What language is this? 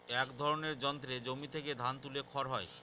Bangla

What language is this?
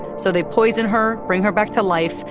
English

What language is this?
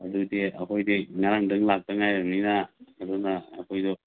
Manipuri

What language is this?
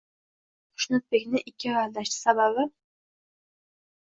Uzbek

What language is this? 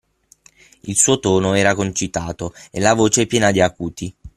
Italian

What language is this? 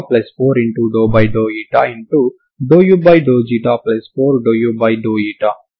Telugu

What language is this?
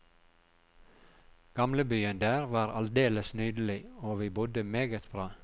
Norwegian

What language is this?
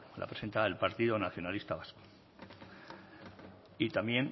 Spanish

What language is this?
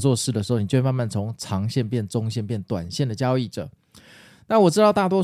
Chinese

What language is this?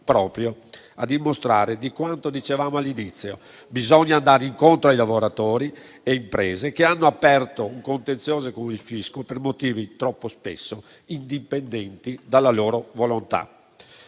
Italian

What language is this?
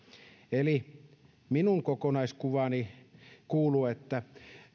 Finnish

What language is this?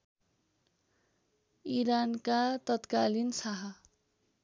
Nepali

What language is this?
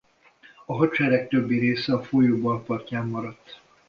Hungarian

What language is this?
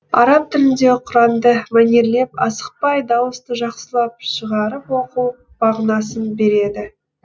Kazakh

